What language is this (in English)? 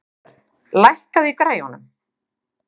Icelandic